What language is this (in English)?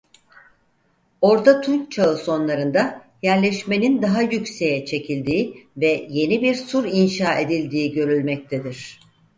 Turkish